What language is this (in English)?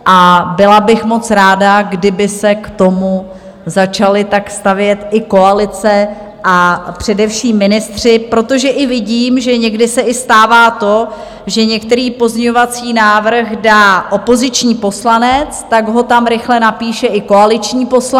Czech